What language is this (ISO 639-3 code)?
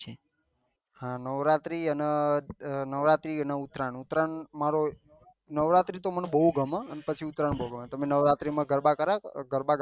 guj